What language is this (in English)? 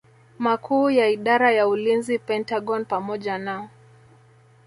Swahili